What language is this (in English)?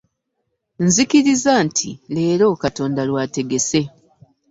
Ganda